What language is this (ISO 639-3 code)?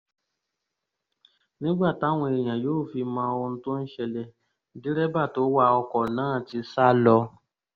yor